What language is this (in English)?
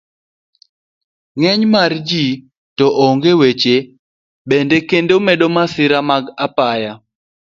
Luo (Kenya and Tanzania)